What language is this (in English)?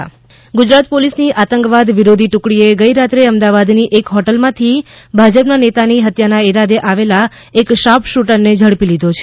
Gujarati